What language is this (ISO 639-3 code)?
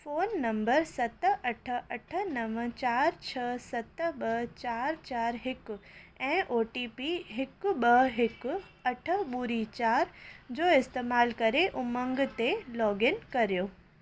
snd